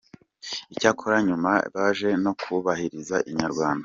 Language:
Kinyarwanda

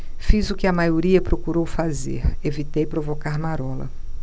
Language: Portuguese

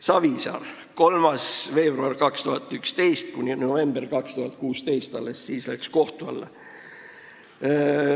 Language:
Estonian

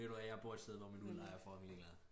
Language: Danish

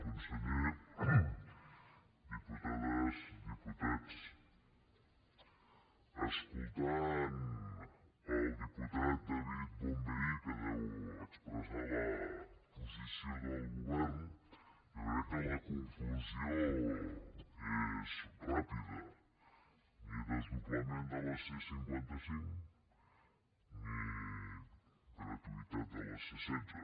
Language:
Catalan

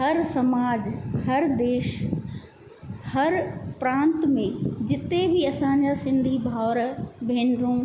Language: Sindhi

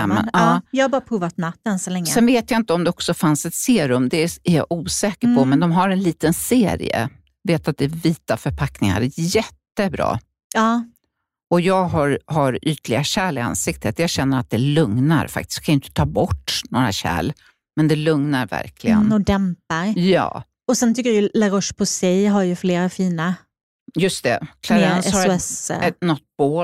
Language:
Swedish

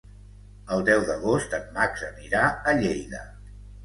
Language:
Catalan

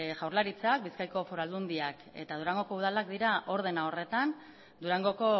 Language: Basque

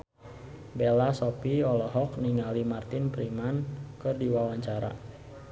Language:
Sundanese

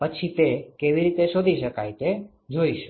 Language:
Gujarati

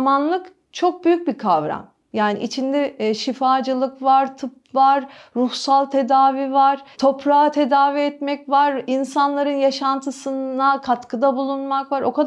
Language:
Turkish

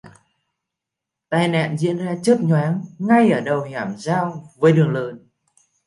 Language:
Vietnamese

